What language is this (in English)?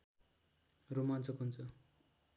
Nepali